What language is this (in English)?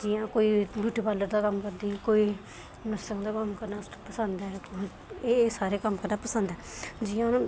Dogri